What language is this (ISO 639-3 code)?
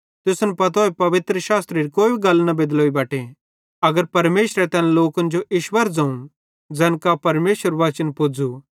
bhd